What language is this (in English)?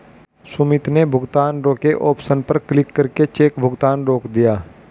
Hindi